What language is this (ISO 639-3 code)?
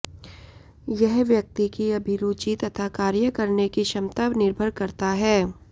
san